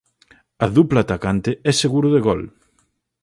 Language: Galician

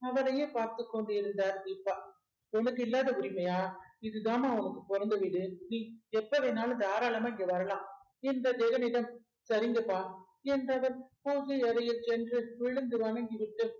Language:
Tamil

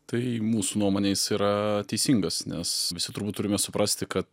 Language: Lithuanian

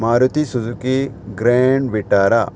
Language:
Konkani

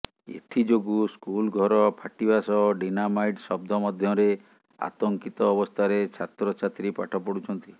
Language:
Odia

